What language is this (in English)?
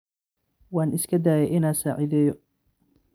Somali